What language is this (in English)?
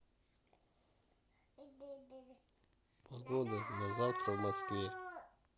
Russian